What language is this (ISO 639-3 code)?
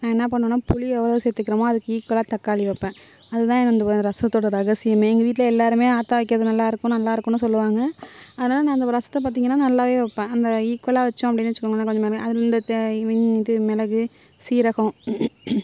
tam